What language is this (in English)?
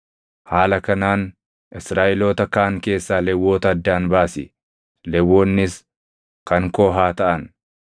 Oromo